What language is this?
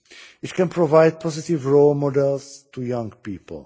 English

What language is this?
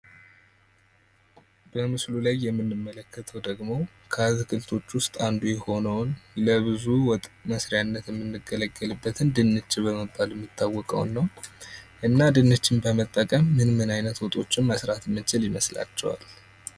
Amharic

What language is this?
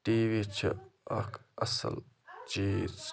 Kashmiri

